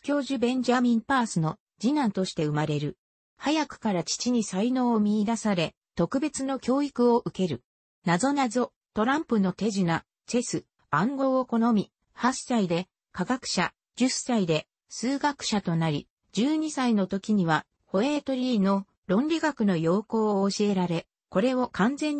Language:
Japanese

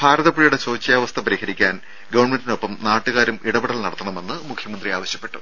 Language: Malayalam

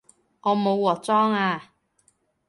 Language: Cantonese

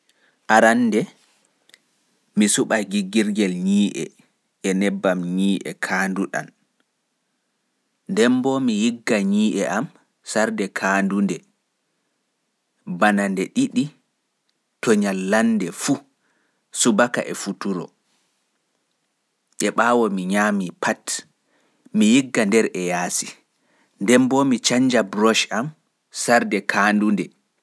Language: Fula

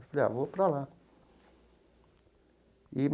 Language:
Portuguese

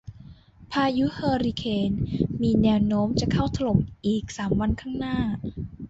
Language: Thai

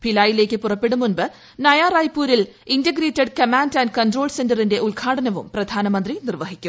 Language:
Malayalam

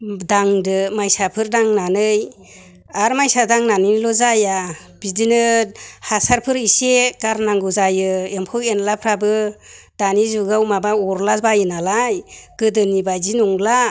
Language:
Bodo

